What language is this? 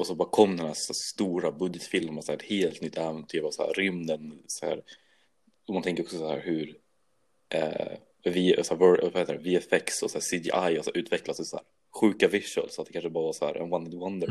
Swedish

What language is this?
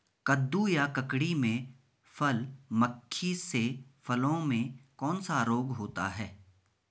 Hindi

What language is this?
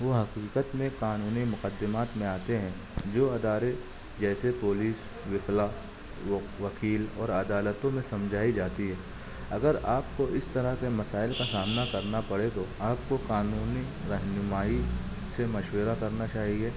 Urdu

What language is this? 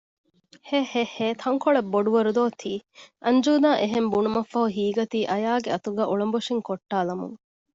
Divehi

